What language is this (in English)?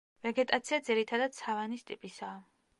Georgian